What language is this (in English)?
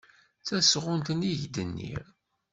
Kabyle